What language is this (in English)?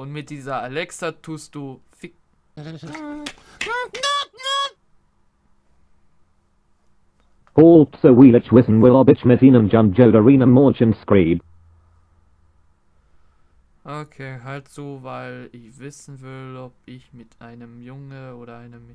German